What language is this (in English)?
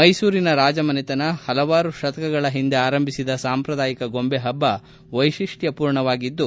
Kannada